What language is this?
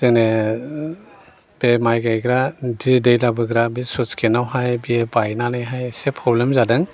Bodo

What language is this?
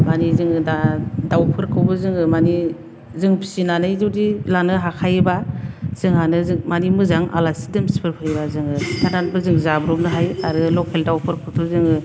Bodo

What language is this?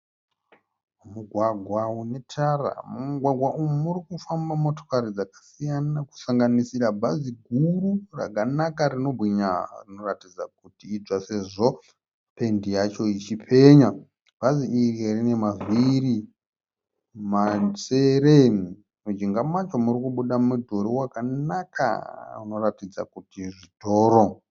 Shona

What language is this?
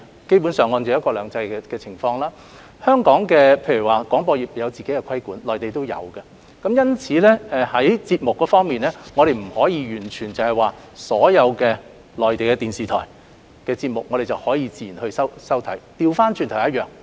Cantonese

